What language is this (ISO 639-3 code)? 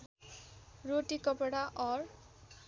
nep